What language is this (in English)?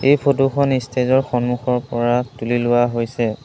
Assamese